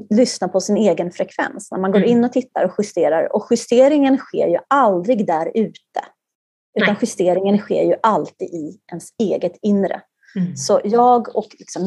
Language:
Swedish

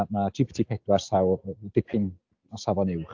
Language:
Welsh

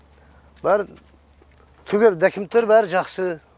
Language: Kazakh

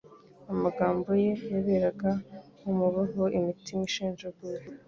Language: Kinyarwanda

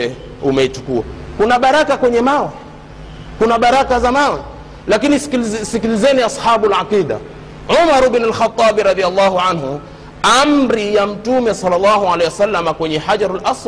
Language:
Swahili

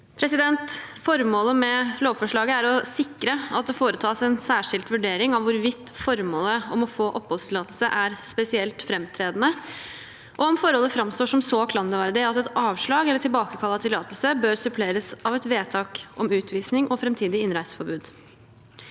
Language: Norwegian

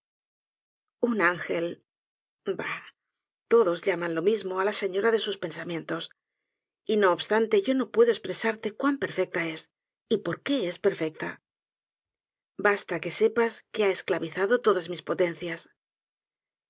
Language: Spanish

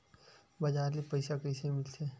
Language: Chhattisgarhi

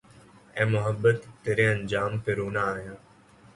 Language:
Urdu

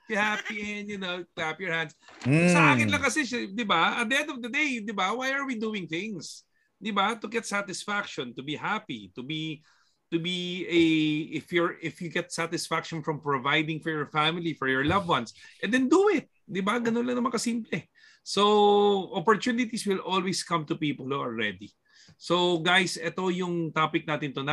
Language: Filipino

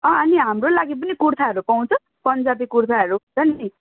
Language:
Nepali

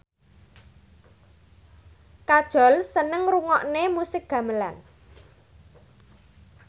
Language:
Javanese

